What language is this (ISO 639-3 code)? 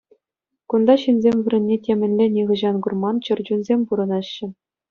chv